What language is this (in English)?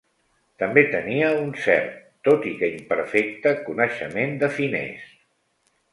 Catalan